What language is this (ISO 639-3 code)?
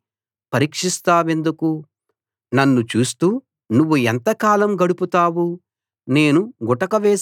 tel